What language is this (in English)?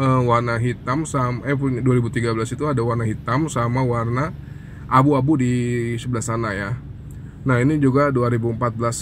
Indonesian